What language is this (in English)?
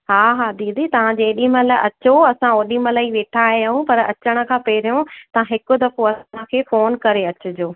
Sindhi